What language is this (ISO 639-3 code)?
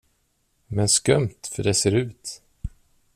swe